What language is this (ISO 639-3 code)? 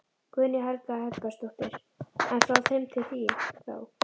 isl